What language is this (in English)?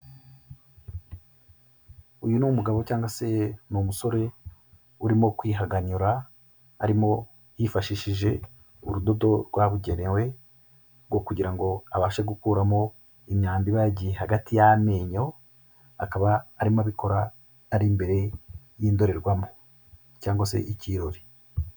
Kinyarwanda